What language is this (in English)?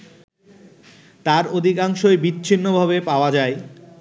Bangla